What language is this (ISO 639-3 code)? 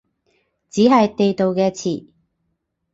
yue